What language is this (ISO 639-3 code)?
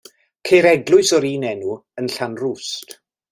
cym